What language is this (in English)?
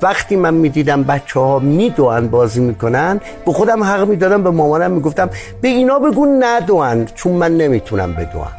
Persian